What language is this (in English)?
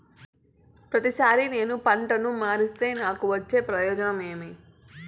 Telugu